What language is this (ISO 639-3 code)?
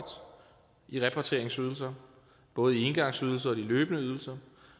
dan